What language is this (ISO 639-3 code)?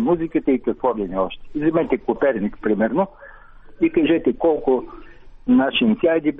bul